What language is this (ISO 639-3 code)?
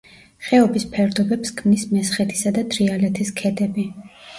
kat